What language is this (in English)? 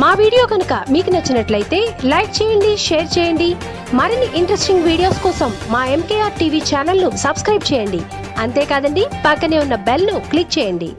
Telugu